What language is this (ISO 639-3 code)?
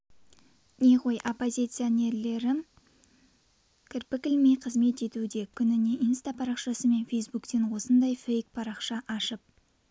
kaz